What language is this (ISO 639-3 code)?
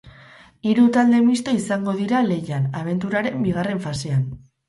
eus